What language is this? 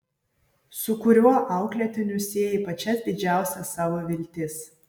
Lithuanian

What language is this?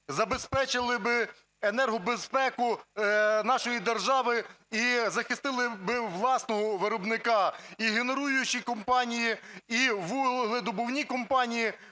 Ukrainian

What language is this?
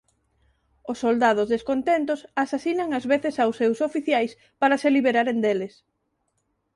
Galician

